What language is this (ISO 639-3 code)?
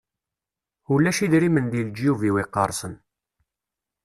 kab